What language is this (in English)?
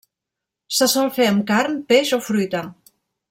Catalan